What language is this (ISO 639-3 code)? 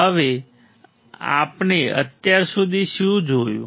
guj